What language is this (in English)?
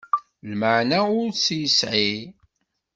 Kabyle